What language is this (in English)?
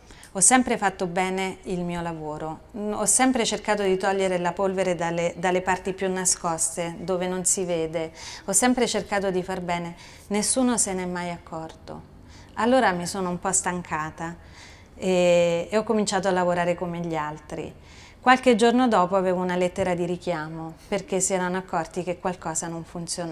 Italian